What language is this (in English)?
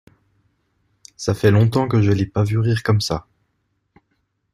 French